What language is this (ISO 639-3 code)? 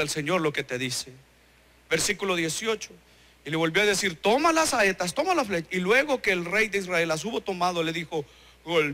spa